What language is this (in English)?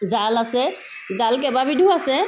Assamese